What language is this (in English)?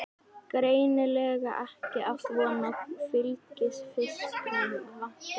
Icelandic